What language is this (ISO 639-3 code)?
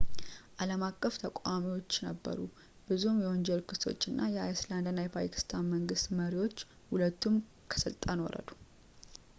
amh